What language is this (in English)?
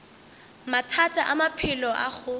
Northern Sotho